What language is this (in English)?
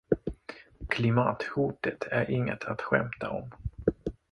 Swedish